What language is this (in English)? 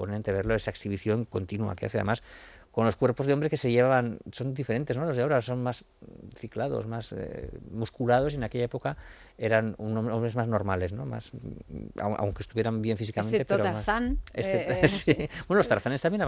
Spanish